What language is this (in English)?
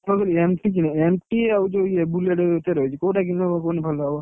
Odia